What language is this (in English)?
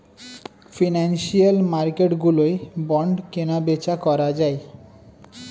Bangla